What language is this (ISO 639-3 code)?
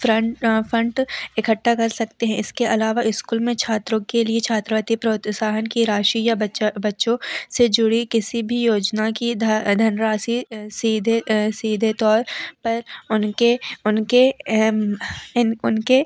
hin